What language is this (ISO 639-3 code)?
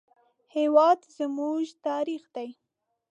pus